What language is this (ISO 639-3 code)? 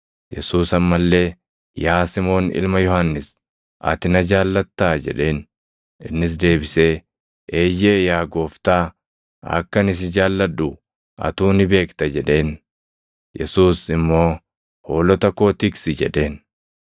orm